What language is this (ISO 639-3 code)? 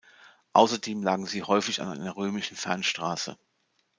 deu